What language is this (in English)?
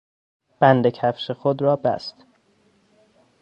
Persian